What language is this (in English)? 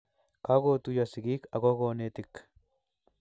Kalenjin